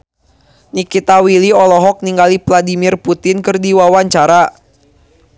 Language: Sundanese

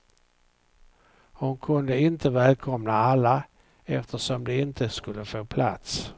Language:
Swedish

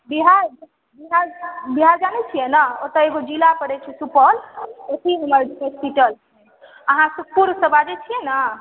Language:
Maithili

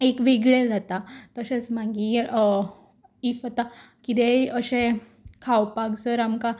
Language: Konkani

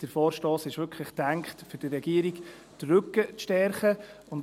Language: Swiss German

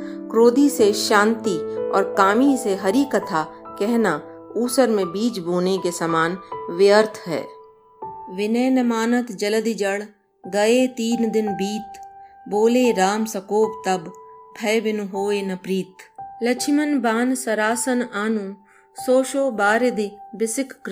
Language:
Hindi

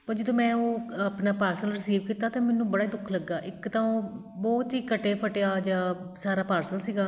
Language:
Punjabi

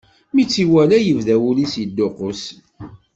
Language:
Kabyle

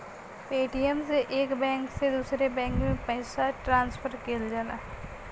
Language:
Bhojpuri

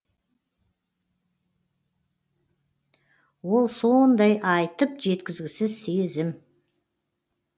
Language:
Kazakh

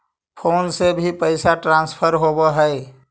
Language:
Magahi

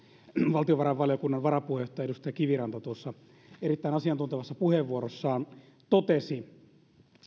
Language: Finnish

